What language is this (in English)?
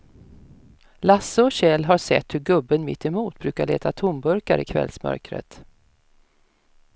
Swedish